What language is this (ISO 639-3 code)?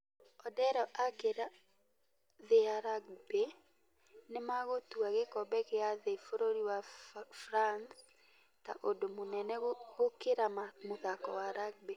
kik